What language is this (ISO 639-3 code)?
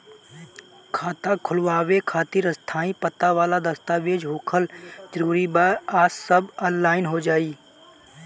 bho